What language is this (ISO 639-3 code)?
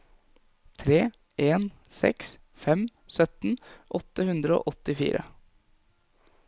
nor